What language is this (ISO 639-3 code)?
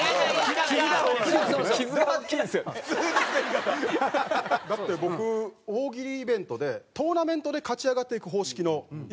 jpn